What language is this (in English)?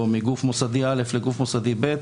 Hebrew